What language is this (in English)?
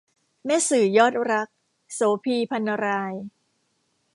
Thai